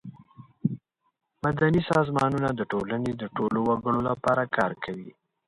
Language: Pashto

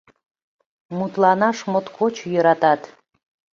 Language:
Mari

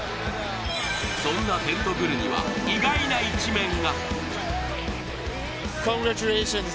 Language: Japanese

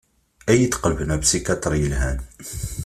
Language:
Kabyle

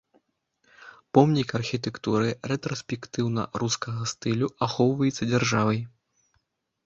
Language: Belarusian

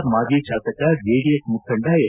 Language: Kannada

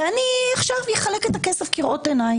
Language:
Hebrew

